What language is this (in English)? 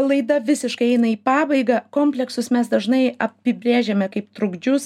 Lithuanian